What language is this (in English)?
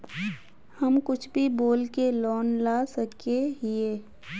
Magahi